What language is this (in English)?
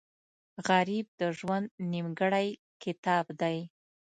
Pashto